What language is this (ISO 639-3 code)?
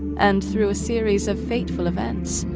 eng